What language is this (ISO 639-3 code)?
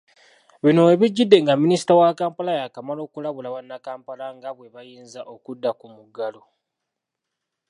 lug